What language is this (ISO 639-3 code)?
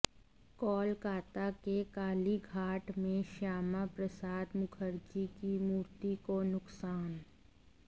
hin